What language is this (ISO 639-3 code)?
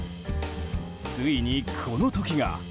jpn